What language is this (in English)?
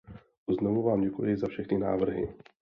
Czech